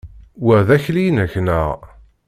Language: Kabyle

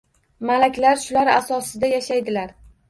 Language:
Uzbek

